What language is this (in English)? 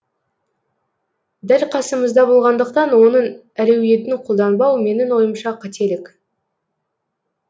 Kazakh